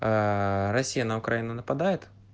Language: Russian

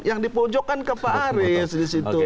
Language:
Indonesian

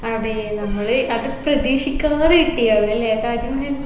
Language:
Malayalam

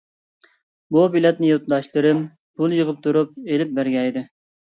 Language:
Uyghur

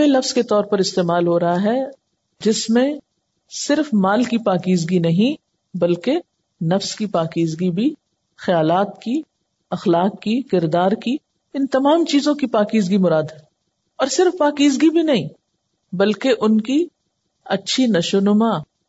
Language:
Urdu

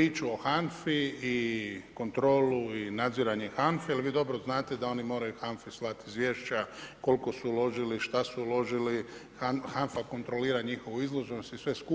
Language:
Croatian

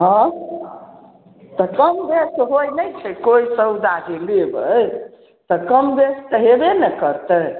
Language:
Maithili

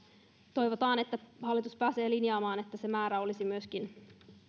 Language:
Finnish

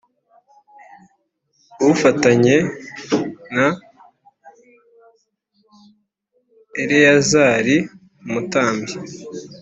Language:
Kinyarwanda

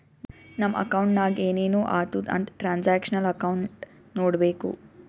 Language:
Kannada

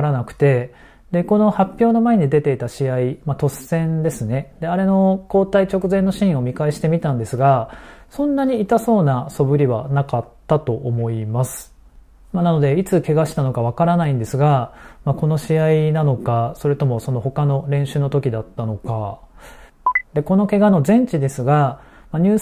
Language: Japanese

